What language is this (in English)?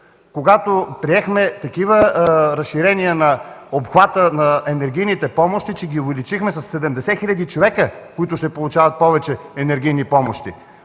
Bulgarian